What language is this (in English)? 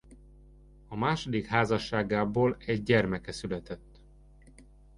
Hungarian